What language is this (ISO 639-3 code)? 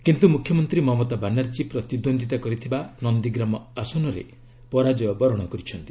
ori